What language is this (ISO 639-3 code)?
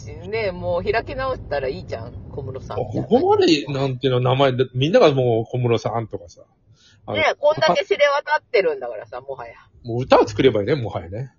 jpn